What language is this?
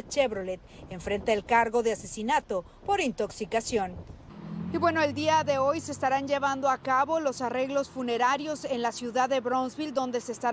Spanish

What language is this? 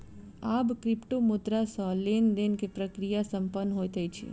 Maithili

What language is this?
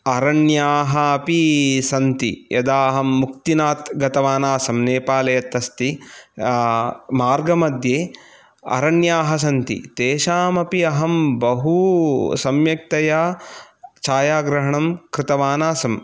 Sanskrit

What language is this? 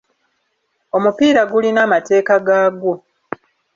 Ganda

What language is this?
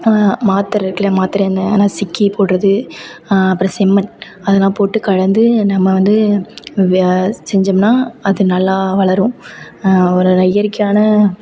Tamil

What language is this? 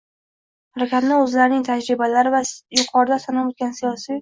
Uzbek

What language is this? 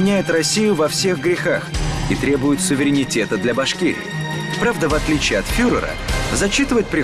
Russian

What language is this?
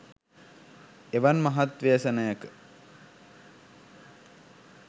Sinhala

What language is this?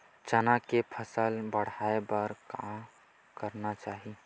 Chhattisgarhi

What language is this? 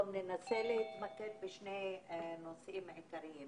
Hebrew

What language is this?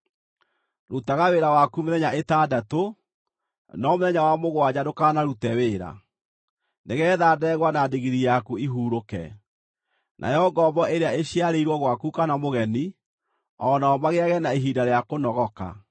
Kikuyu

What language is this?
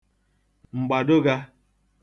Igbo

